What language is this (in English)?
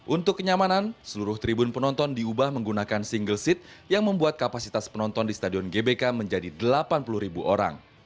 Indonesian